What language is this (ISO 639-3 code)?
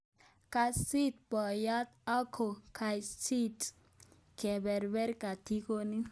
kln